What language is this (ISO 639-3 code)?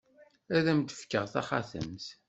kab